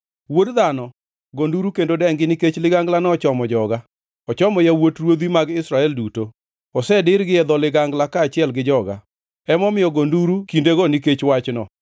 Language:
Luo (Kenya and Tanzania)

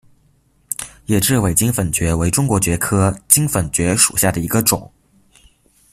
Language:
Chinese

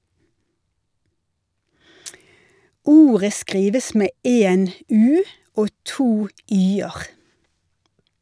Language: Norwegian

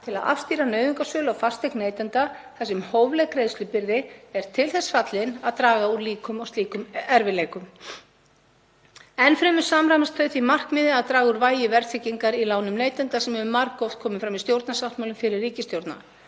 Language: Icelandic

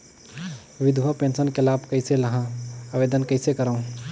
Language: Chhattisgarhi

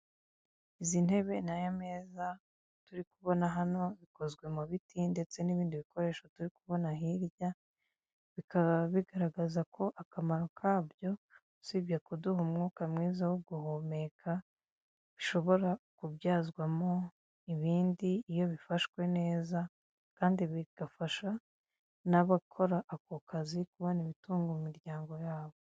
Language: Kinyarwanda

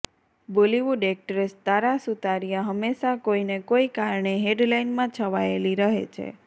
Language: Gujarati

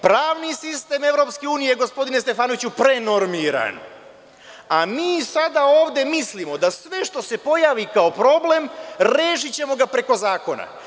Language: Serbian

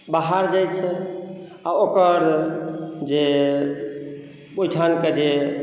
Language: Maithili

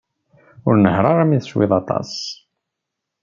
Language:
Kabyle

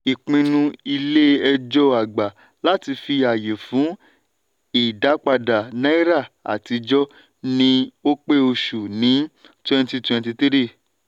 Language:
Yoruba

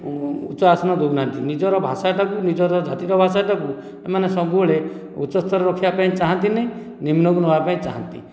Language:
Odia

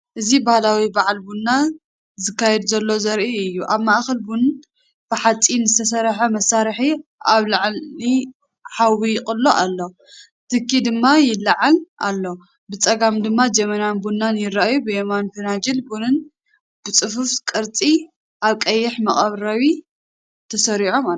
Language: Tigrinya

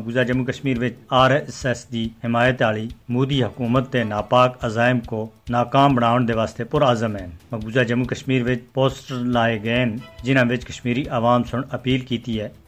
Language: Urdu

